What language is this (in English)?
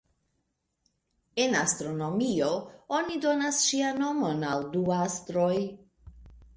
Esperanto